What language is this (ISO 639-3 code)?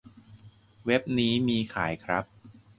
tha